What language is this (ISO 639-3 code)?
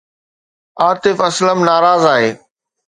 snd